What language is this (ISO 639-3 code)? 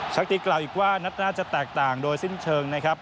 tha